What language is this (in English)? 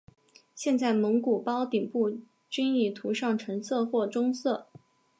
Chinese